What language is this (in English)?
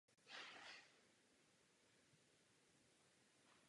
Czech